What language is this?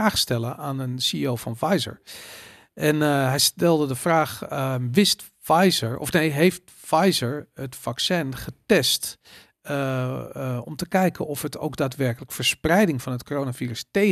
Dutch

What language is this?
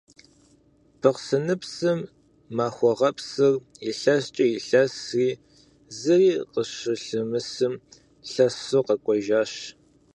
Kabardian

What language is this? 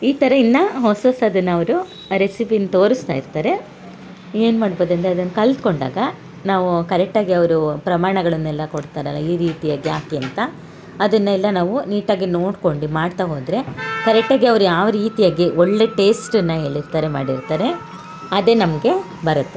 Kannada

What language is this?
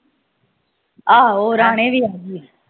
Punjabi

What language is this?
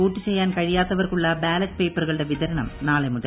Malayalam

